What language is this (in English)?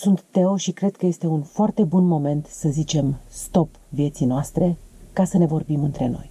Romanian